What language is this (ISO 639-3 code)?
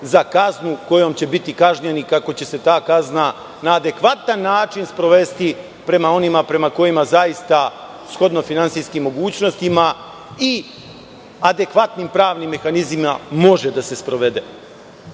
srp